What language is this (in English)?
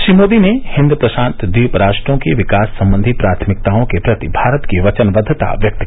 Hindi